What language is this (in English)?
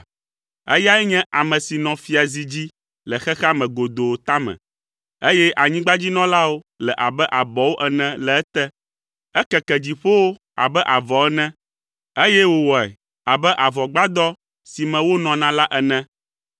Ewe